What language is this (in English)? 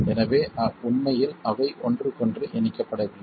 Tamil